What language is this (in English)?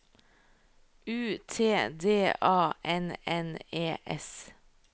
Norwegian